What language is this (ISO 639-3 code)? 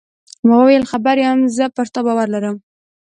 pus